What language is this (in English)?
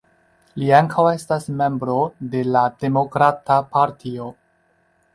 Esperanto